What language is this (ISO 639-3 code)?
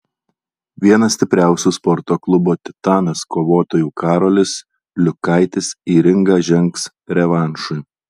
lit